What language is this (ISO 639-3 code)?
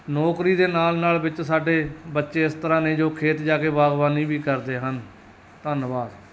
pan